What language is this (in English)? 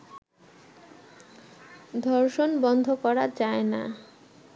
Bangla